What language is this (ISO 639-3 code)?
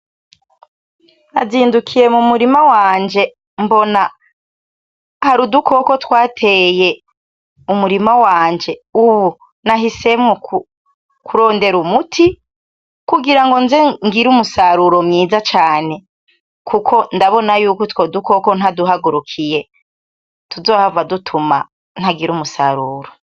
run